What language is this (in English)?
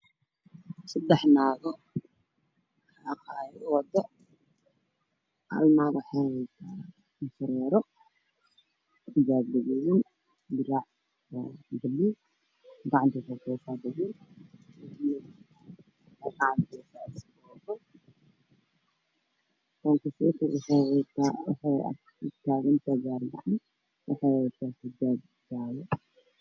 Somali